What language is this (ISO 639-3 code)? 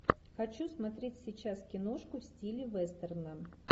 rus